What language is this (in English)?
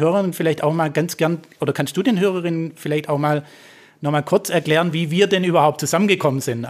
German